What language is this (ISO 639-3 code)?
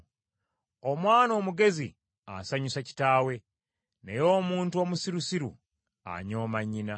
lug